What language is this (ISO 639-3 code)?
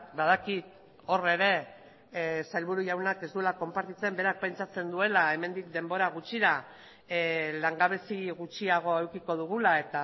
eus